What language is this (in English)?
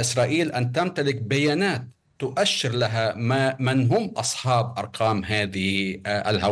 Arabic